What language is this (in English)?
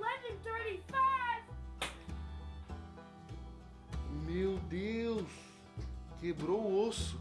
Portuguese